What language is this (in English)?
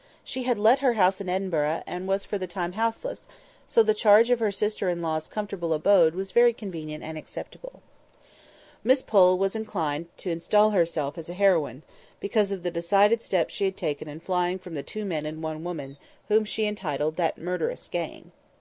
English